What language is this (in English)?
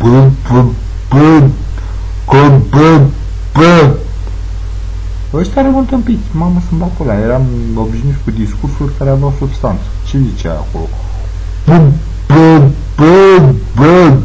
Romanian